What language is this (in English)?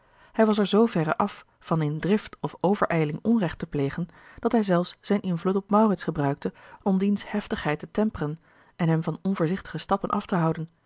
Dutch